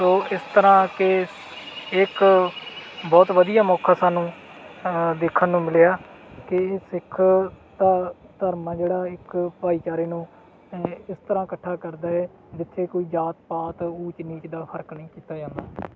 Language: Punjabi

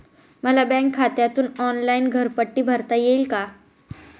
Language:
Marathi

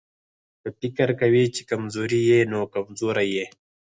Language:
Pashto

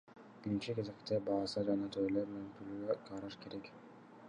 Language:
Kyrgyz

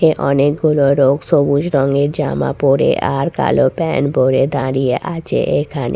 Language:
Bangla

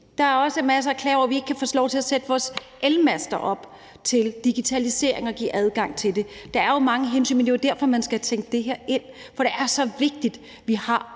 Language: Danish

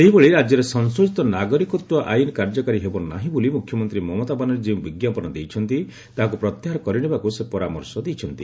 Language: Odia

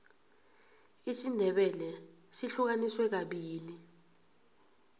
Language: South Ndebele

